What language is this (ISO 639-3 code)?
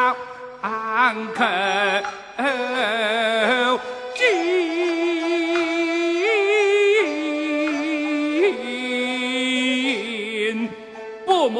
zho